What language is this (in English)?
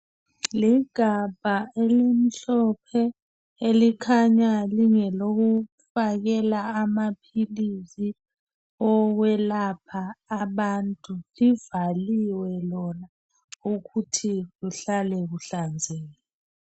North Ndebele